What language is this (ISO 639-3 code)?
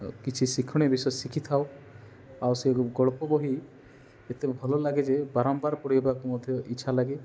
ori